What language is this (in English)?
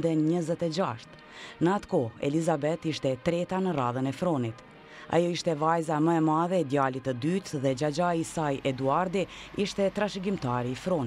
Romanian